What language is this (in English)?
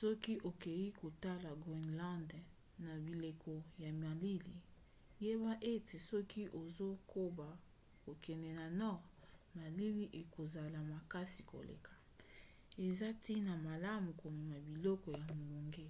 Lingala